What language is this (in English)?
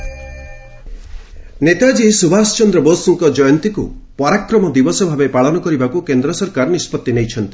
Odia